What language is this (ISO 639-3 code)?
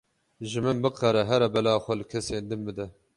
kur